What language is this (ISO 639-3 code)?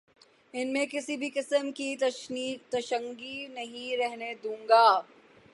urd